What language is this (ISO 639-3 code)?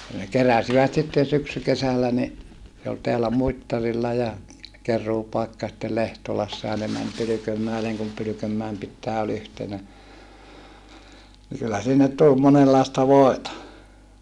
fin